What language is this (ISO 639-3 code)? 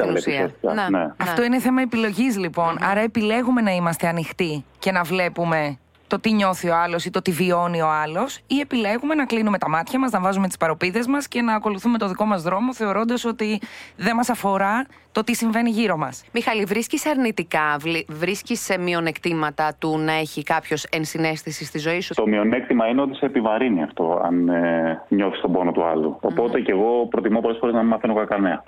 ell